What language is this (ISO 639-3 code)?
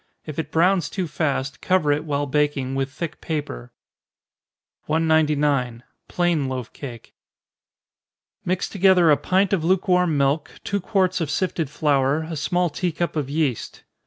eng